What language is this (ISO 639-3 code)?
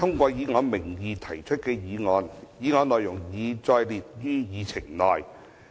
yue